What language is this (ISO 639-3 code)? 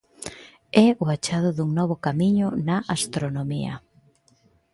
glg